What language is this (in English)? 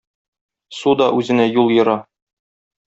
Tatar